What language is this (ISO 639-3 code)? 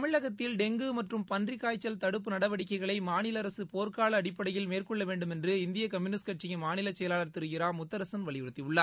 tam